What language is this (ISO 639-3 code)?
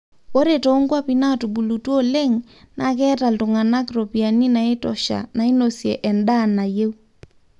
mas